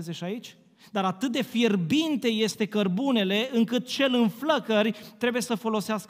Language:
Romanian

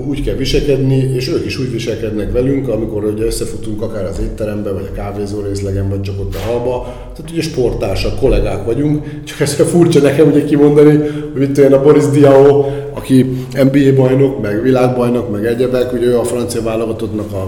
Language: Hungarian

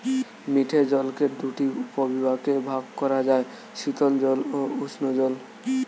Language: Bangla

